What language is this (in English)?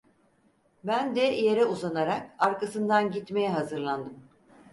Turkish